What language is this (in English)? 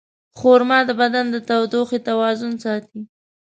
Pashto